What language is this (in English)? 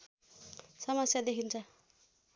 Nepali